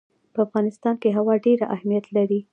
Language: Pashto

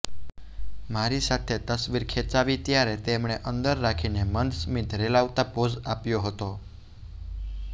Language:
Gujarati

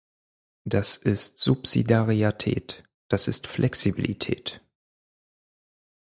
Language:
German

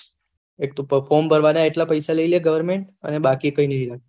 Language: Gujarati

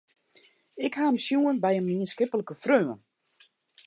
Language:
Western Frisian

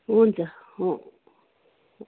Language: Nepali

